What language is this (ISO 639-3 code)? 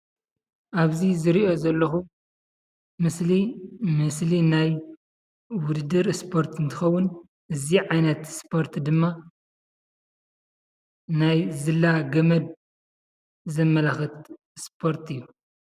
tir